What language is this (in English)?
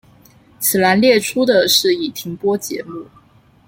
Chinese